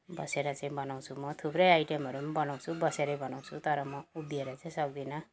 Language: Nepali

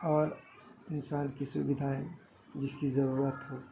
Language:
Urdu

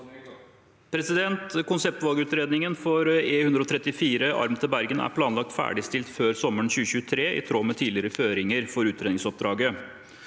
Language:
Norwegian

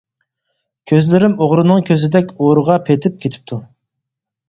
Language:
Uyghur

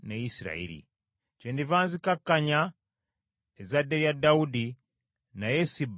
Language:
Ganda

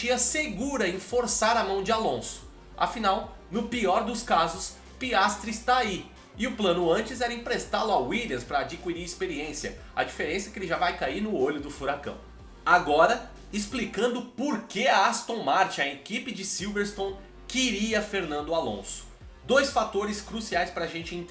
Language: Portuguese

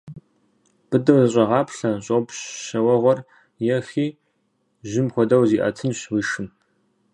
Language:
Kabardian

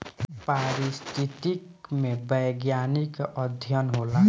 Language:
Bhojpuri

